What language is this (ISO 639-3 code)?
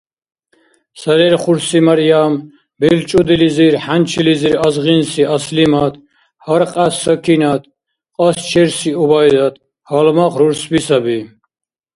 dar